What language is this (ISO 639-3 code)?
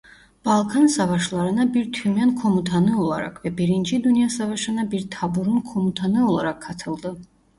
tur